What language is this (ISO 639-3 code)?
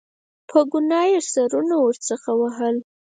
pus